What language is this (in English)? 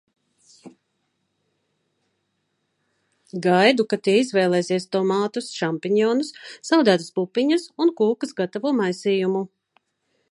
Latvian